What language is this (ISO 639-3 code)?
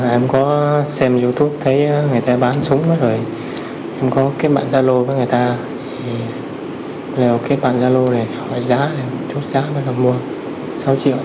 vie